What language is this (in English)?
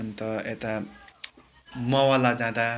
Nepali